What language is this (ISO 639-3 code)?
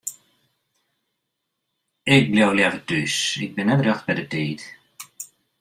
fry